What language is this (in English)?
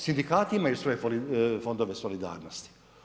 Croatian